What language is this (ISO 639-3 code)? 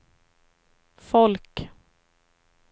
swe